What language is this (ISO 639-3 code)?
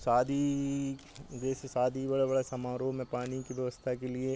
hin